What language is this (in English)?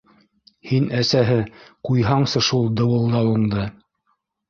Bashkir